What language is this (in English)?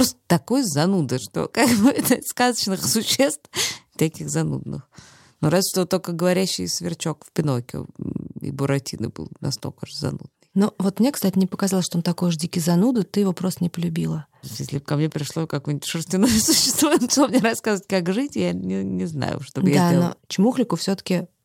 Russian